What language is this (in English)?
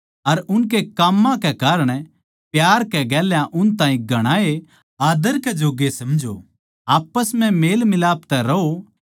Haryanvi